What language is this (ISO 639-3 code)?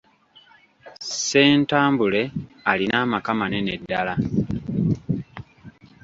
lug